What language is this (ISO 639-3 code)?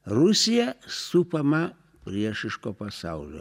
lit